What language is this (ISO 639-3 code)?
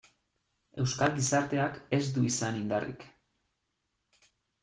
eus